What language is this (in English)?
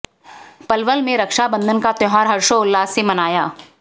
Hindi